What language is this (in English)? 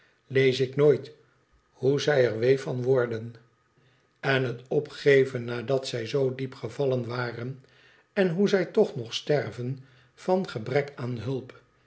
Dutch